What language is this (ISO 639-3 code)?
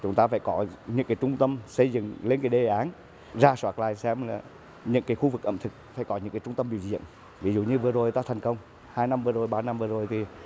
vie